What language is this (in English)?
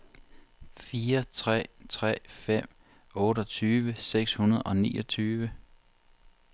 Danish